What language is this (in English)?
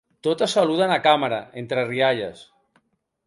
Catalan